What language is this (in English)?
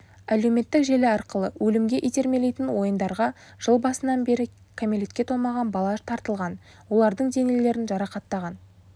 Kazakh